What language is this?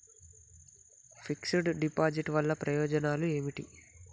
Telugu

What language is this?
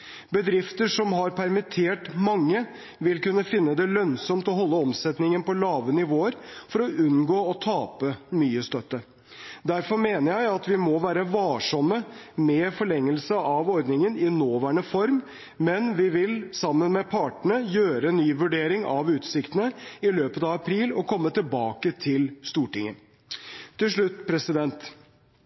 Norwegian Bokmål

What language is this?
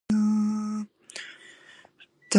English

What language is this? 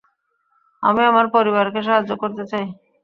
Bangla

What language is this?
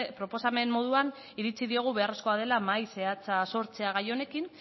Basque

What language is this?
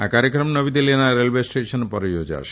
Gujarati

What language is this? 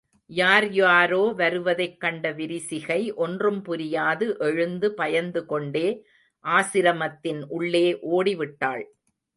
Tamil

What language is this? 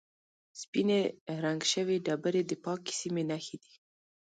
Pashto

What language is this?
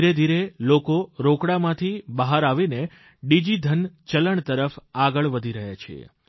Gujarati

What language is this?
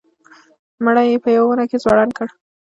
Pashto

